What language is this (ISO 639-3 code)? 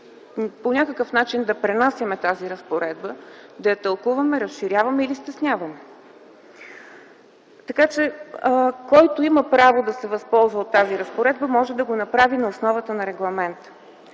bul